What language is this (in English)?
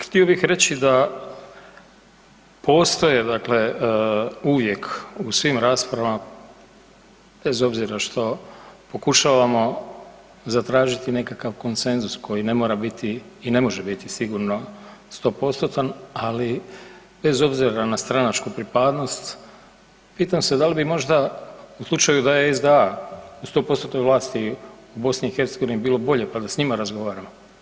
Croatian